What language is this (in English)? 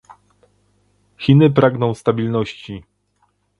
Polish